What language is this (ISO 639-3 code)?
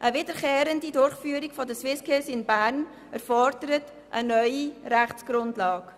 gsw